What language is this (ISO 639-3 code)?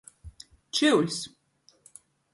ltg